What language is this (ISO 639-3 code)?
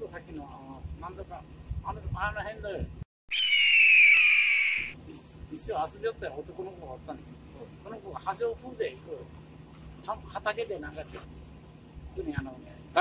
jpn